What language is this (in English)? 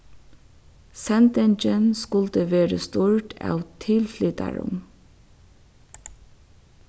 Faroese